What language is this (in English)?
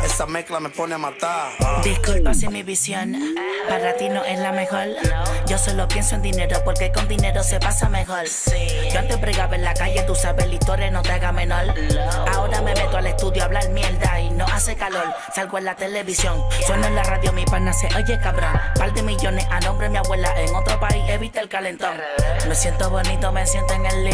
Italian